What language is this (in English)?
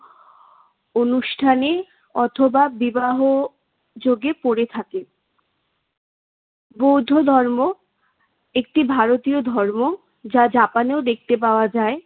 Bangla